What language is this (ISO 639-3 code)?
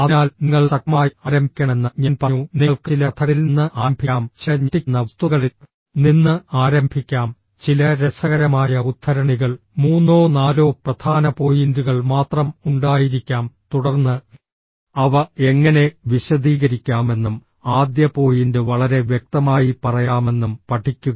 mal